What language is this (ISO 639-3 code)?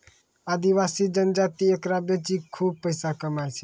mai